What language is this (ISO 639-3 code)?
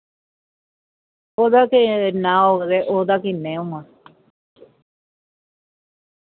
doi